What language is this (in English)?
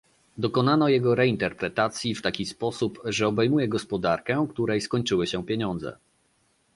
Polish